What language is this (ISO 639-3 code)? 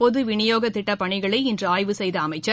tam